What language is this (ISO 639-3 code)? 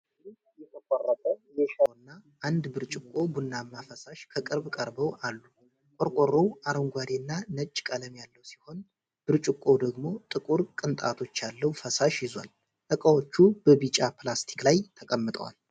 amh